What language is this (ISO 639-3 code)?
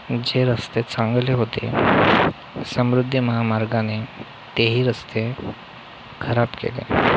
mar